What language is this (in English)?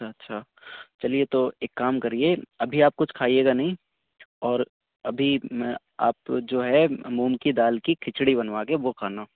Urdu